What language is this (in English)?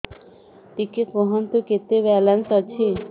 Odia